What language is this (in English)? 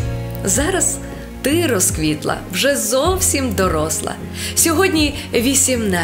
Ukrainian